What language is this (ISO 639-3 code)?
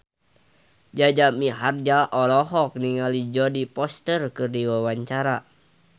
sun